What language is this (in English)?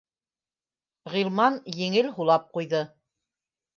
Bashkir